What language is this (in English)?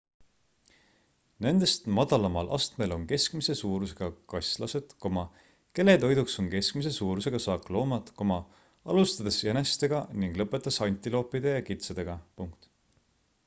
Estonian